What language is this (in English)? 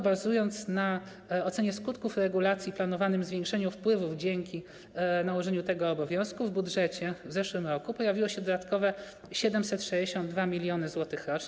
Polish